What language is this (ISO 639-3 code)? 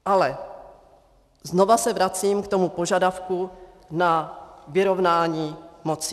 ces